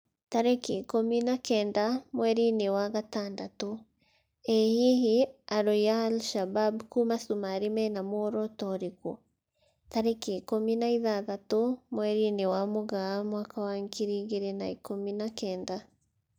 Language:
Kikuyu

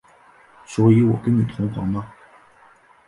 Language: Chinese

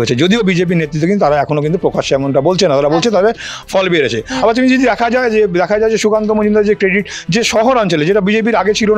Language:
Bangla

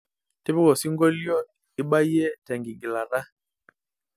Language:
Masai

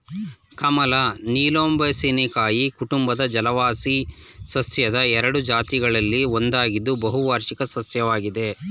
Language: Kannada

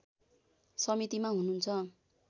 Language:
Nepali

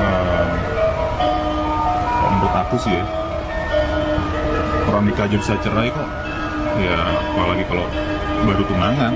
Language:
Indonesian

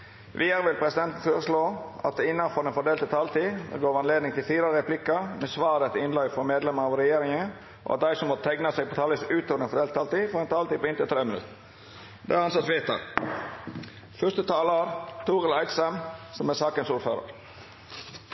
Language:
Norwegian Nynorsk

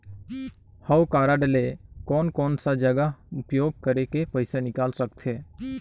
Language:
Chhattisgarhi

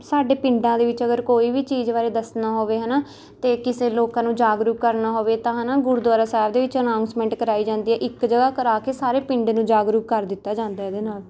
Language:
Punjabi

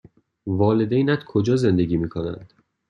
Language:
Persian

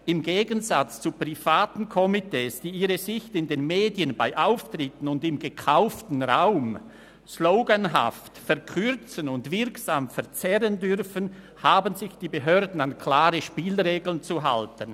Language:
Swiss German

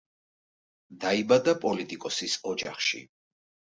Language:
Georgian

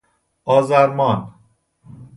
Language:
Persian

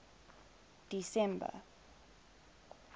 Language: English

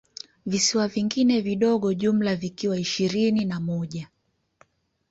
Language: Swahili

